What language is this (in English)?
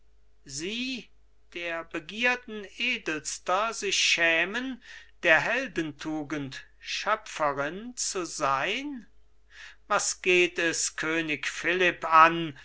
German